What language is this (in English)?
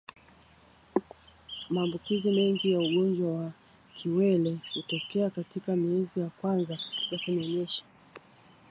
Swahili